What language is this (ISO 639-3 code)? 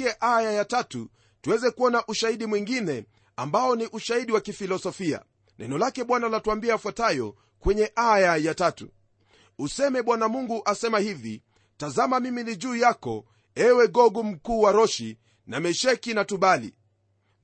swa